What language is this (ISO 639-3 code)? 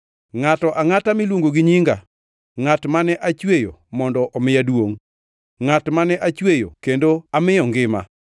luo